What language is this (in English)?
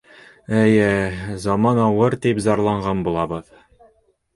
Bashkir